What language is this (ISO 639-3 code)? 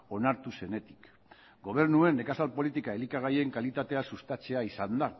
eus